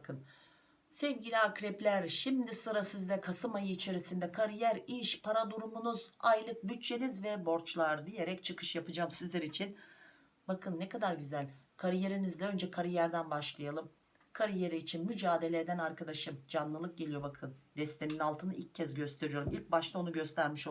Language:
Turkish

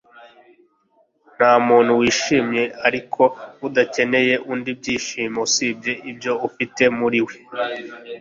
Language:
Kinyarwanda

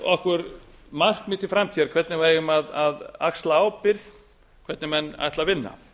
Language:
Icelandic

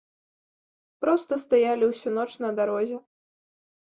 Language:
Belarusian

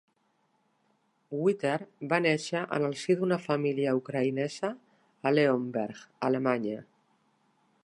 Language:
Catalan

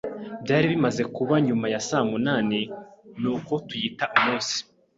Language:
Kinyarwanda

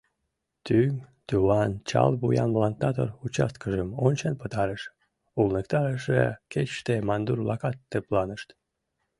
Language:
Mari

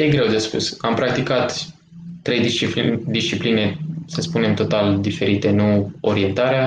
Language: Romanian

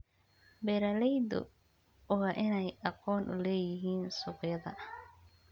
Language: Somali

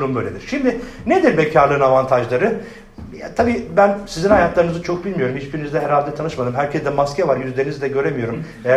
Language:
Turkish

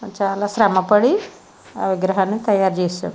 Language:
Telugu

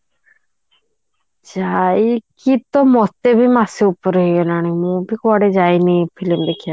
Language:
Odia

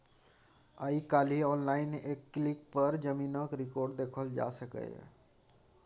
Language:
Maithili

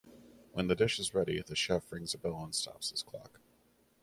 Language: English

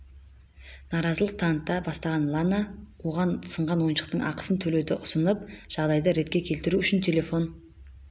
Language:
Kazakh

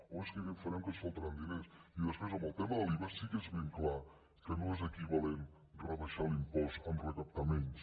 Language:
Catalan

